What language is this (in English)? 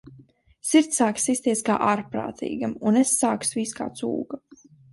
Latvian